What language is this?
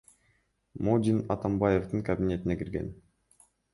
Kyrgyz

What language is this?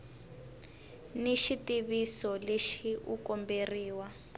Tsonga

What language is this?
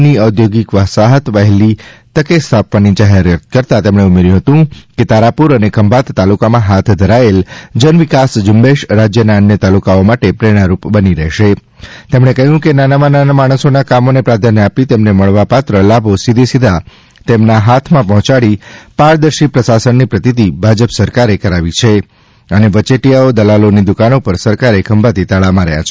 Gujarati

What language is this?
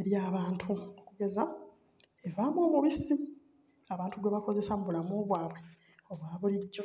Ganda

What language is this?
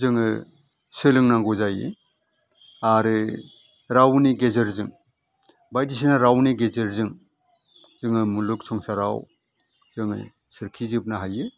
Bodo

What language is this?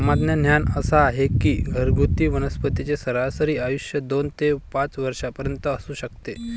Marathi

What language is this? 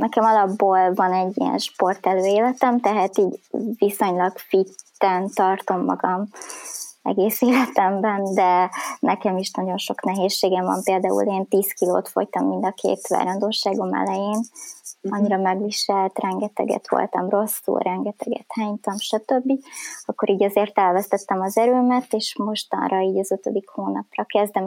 Hungarian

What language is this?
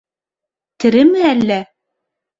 Bashkir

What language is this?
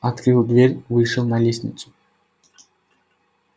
Russian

